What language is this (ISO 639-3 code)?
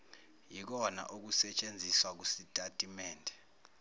zul